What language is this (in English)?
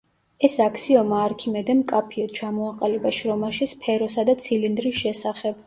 Georgian